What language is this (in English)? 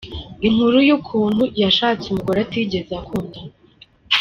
Kinyarwanda